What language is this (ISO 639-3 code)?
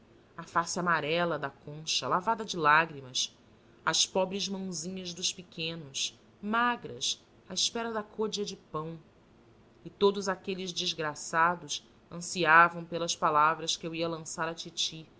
por